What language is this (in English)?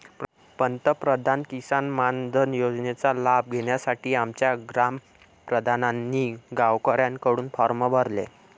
Marathi